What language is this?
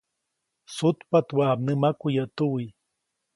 Copainalá Zoque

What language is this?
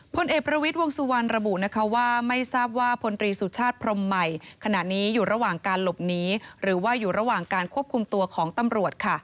Thai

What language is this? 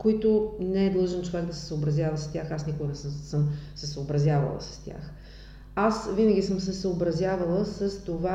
Bulgarian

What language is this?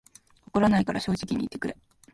Japanese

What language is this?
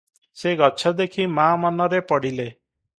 Odia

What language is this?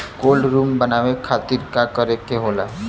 Bhojpuri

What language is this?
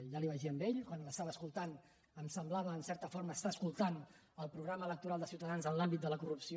Catalan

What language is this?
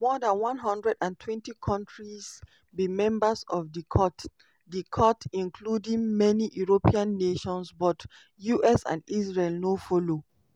Nigerian Pidgin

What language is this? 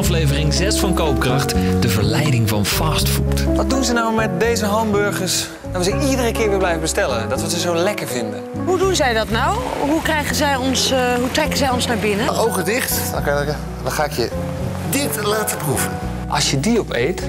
Dutch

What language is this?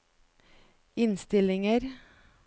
Norwegian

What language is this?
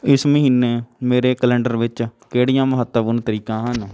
Punjabi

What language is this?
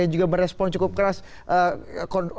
Indonesian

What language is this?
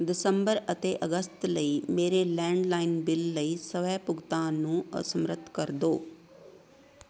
Punjabi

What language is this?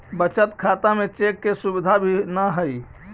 Magahi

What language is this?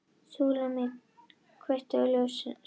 Icelandic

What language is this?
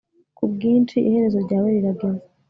Kinyarwanda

